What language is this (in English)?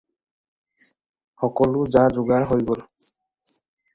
Assamese